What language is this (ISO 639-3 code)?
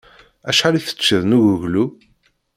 kab